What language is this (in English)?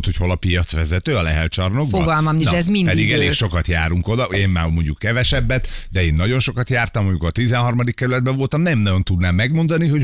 Hungarian